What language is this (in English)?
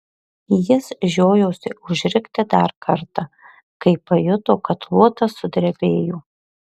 Lithuanian